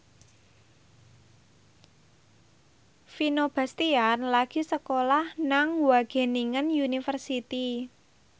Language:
Javanese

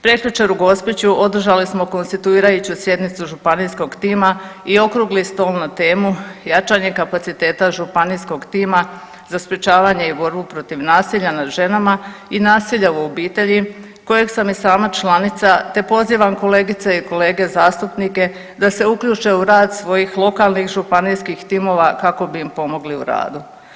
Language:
Croatian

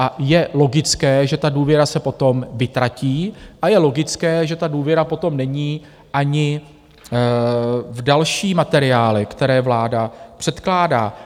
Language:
Czech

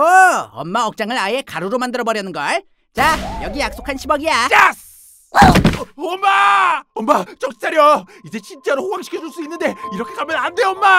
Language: Korean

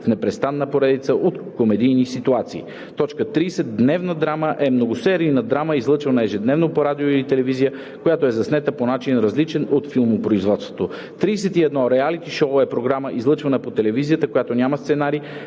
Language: Bulgarian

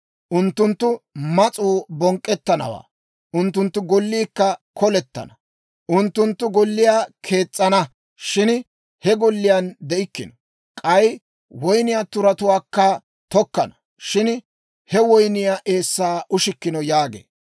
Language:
Dawro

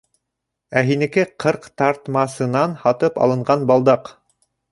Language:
Bashkir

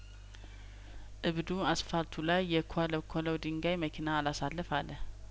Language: Amharic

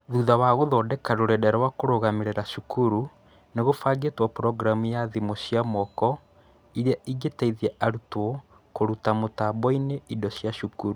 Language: Kikuyu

